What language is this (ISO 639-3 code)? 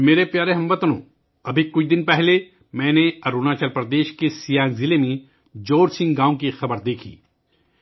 urd